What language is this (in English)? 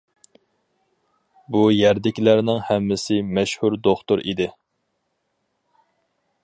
Uyghur